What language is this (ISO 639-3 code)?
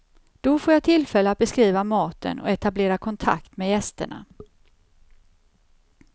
swe